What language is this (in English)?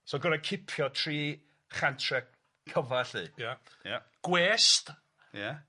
Welsh